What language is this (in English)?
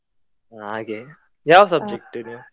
Kannada